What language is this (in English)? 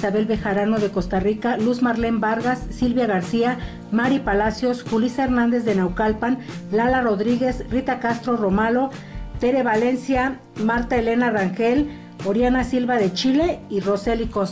Spanish